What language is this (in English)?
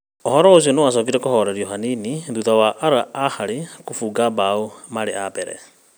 Kikuyu